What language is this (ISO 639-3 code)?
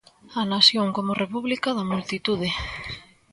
glg